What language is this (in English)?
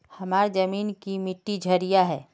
Magahi